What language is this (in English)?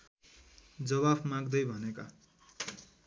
Nepali